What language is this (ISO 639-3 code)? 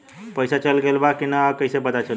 bho